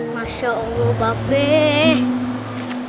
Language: Indonesian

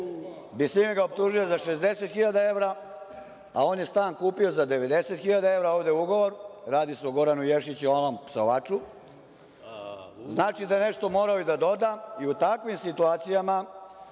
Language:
Serbian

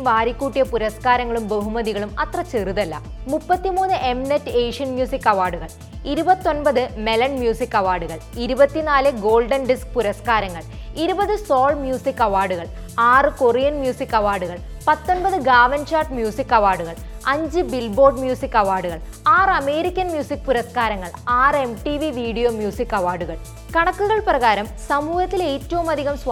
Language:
Malayalam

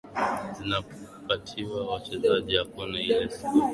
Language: Swahili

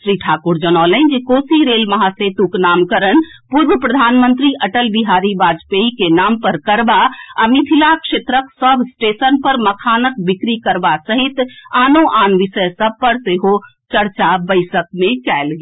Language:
Maithili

